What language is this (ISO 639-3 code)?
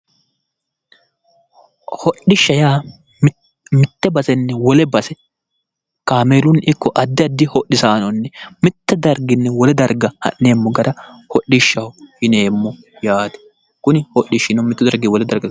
sid